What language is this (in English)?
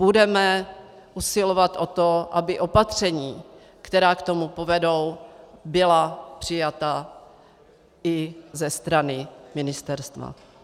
Czech